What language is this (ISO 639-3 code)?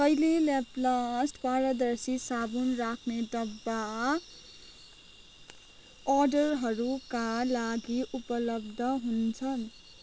nep